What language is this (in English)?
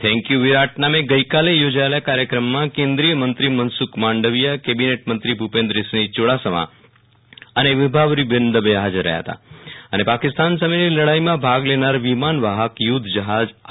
Gujarati